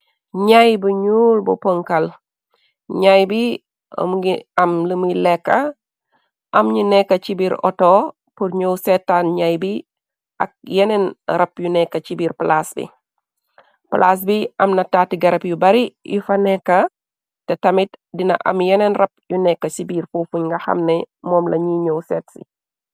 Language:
Wolof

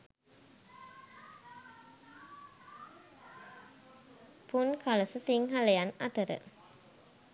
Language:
Sinhala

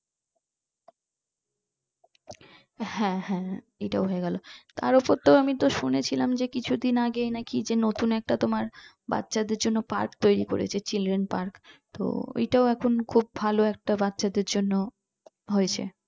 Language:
Bangla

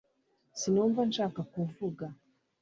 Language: Kinyarwanda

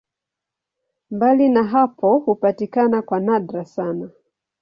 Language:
Swahili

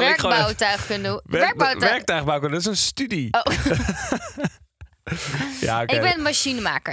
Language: Dutch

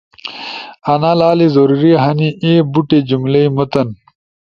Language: Ushojo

